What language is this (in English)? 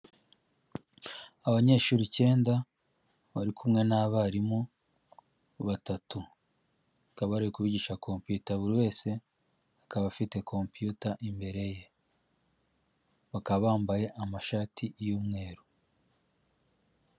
Kinyarwanda